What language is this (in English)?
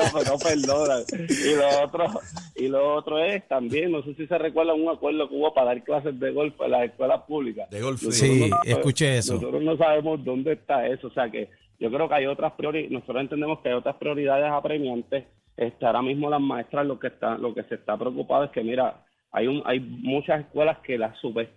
Spanish